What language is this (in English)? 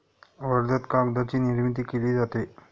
Marathi